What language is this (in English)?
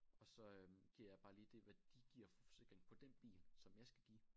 Danish